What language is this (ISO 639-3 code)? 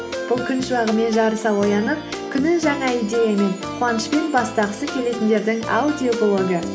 kaz